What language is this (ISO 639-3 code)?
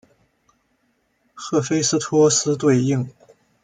zho